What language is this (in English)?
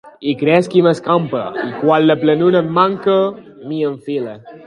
Catalan